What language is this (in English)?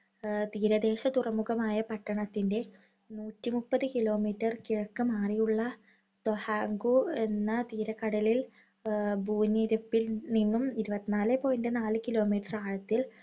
Malayalam